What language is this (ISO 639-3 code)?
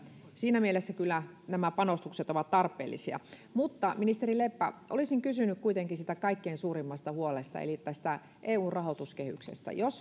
fin